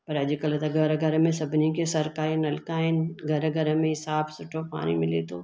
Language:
Sindhi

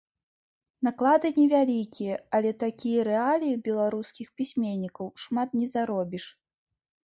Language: Belarusian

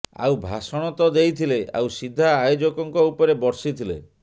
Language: Odia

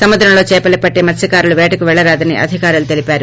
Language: Telugu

